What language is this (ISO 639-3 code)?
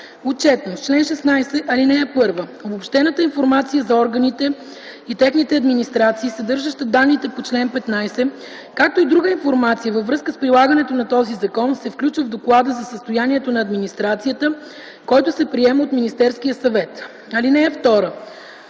bul